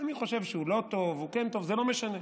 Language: Hebrew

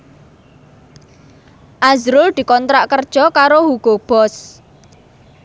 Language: Javanese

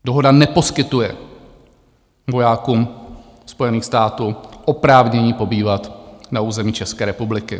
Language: Czech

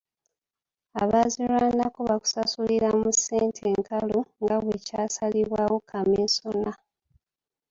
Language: Ganda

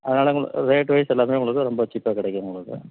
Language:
Tamil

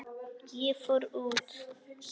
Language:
Icelandic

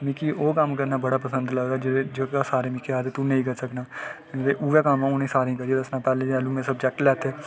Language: Dogri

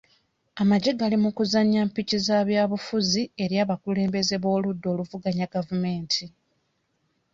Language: Ganda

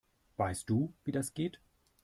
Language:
German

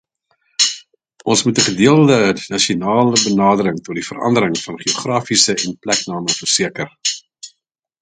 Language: Afrikaans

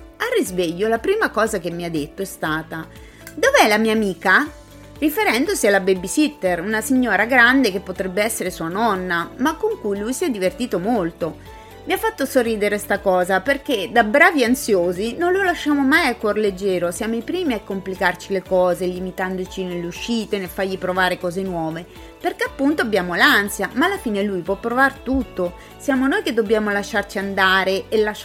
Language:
Italian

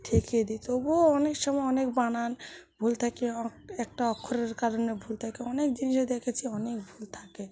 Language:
Bangla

